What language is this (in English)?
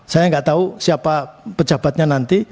Indonesian